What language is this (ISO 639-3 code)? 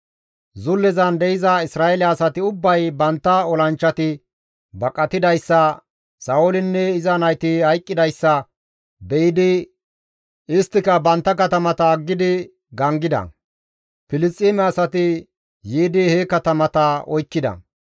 gmv